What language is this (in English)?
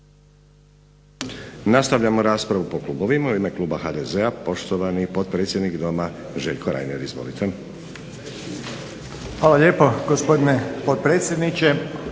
Croatian